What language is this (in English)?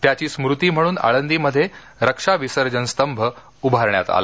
Marathi